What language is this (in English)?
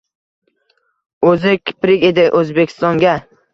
Uzbek